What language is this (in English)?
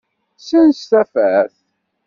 Kabyle